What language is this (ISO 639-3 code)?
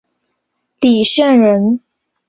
zho